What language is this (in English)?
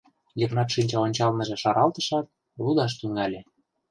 Mari